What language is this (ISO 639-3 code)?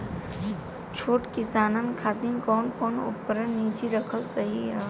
bho